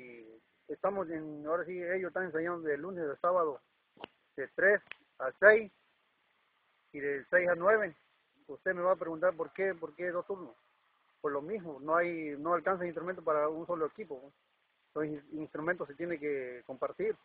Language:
Spanish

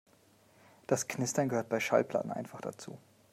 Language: German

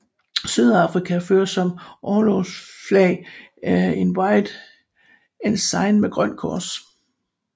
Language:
Danish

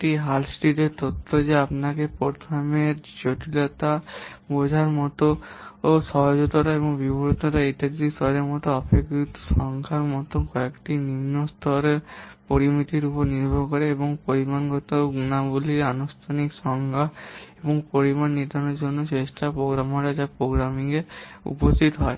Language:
Bangla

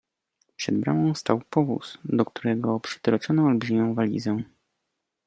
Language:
Polish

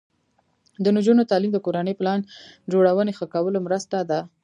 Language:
Pashto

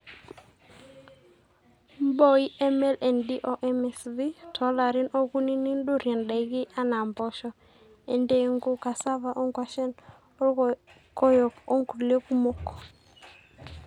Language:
Masai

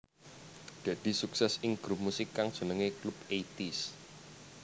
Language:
Javanese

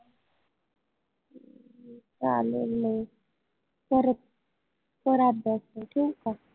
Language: Marathi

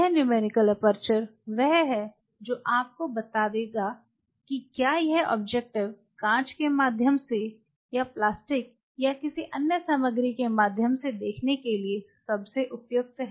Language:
Hindi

